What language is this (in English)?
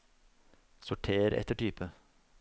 Norwegian